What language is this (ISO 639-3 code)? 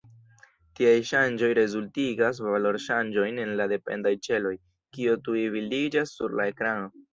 epo